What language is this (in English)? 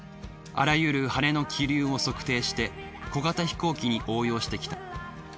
Japanese